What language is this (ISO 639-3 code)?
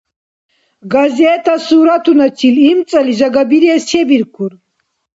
dar